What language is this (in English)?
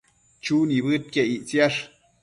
Matsés